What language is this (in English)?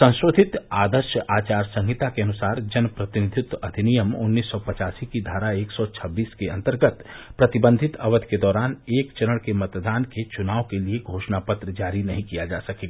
Hindi